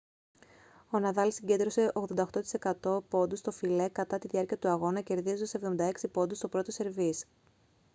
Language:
Greek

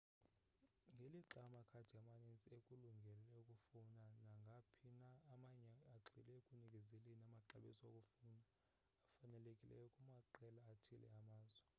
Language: Xhosa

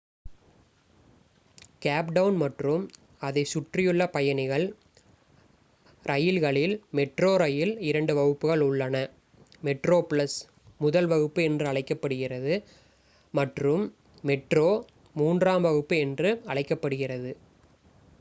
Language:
Tamil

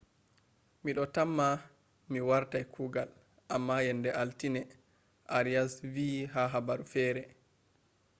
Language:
Fula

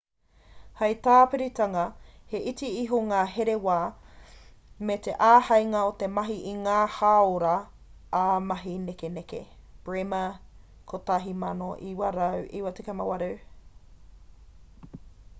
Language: Māori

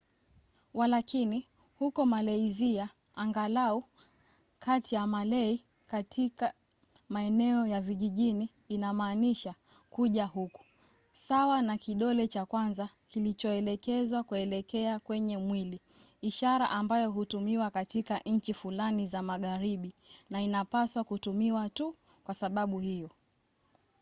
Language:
Swahili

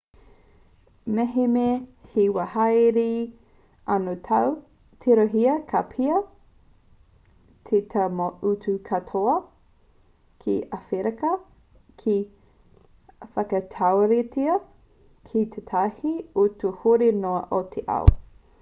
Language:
Māori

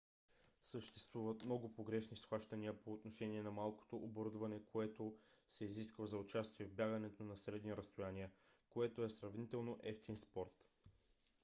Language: Bulgarian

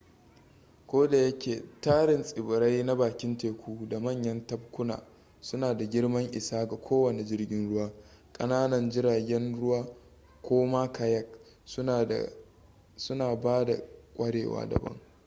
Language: Hausa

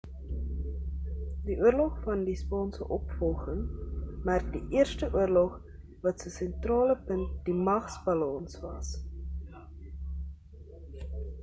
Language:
Afrikaans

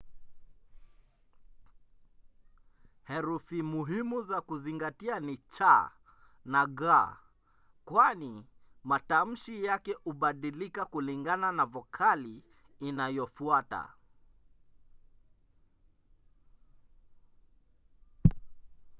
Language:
Swahili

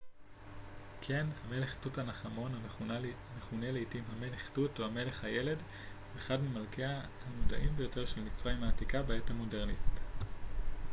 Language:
Hebrew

